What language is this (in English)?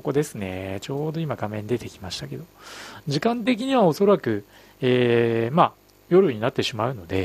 Japanese